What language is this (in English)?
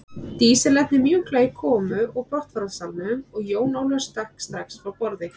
Icelandic